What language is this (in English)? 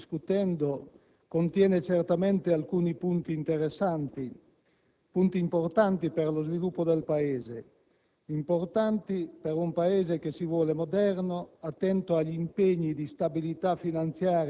Italian